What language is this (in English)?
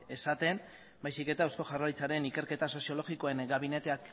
Basque